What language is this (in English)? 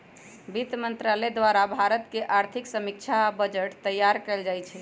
Magahi